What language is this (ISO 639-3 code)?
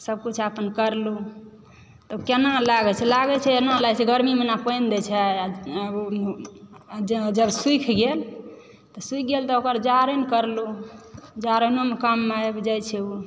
mai